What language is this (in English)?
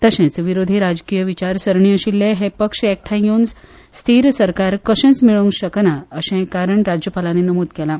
Konkani